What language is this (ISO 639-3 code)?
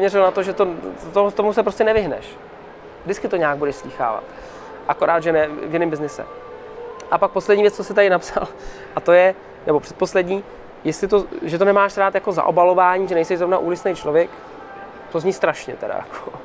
ces